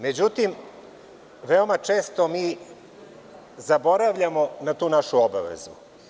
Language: Serbian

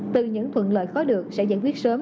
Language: Vietnamese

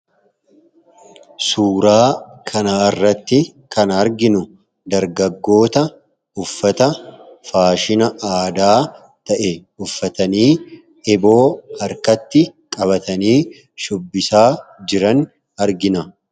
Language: Oromo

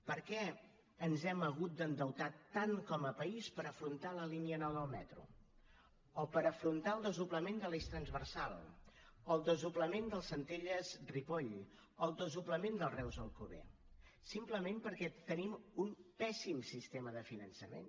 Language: Catalan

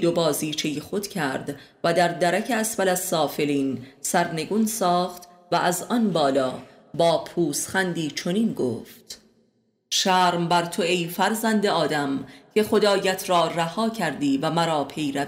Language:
Persian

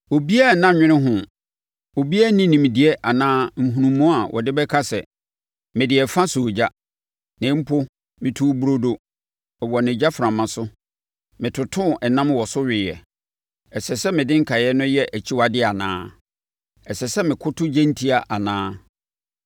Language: Akan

